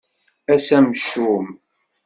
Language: Kabyle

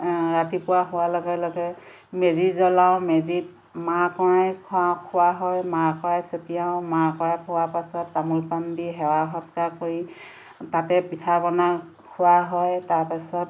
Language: Assamese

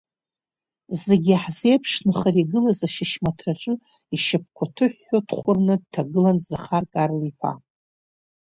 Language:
Abkhazian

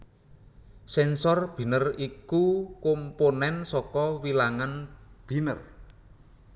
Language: Javanese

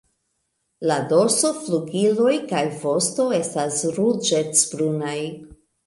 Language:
Esperanto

